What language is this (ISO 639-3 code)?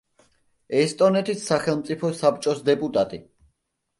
kat